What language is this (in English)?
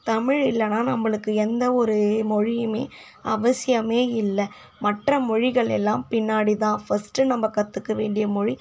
Tamil